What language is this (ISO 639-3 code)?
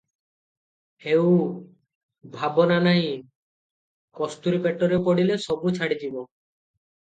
ori